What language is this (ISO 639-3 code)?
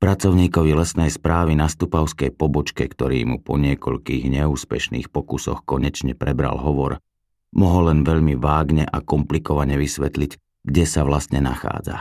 slk